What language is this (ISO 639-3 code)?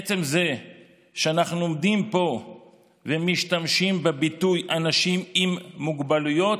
heb